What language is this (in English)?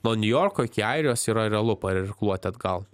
Lithuanian